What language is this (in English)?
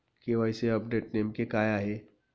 Marathi